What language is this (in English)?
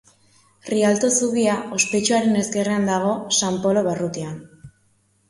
Basque